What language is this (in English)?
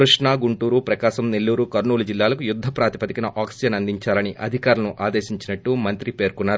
Telugu